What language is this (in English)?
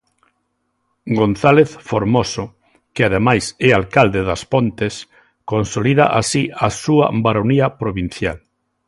Galician